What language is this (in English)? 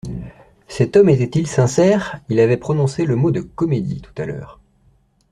French